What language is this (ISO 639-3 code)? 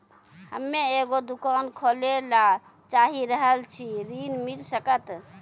mai